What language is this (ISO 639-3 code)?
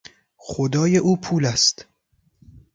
fas